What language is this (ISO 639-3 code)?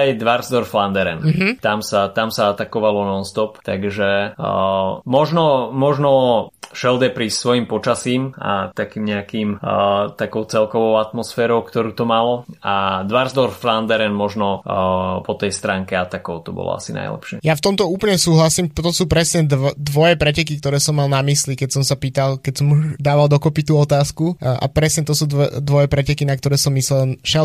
slk